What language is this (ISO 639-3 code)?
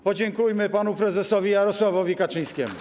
pol